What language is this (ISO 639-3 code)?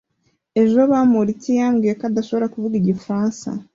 kin